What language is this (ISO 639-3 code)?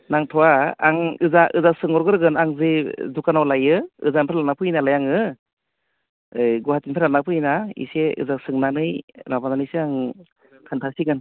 brx